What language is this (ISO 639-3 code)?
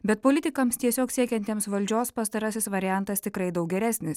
lit